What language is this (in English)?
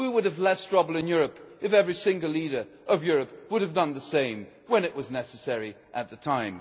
English